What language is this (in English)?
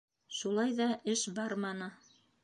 Bashkir